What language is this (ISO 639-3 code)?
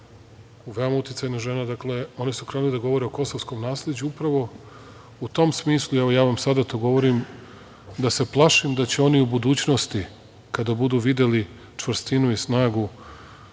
srp